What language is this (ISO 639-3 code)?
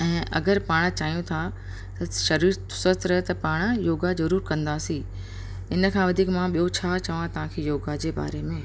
snd